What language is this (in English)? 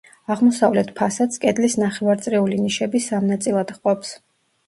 Georgian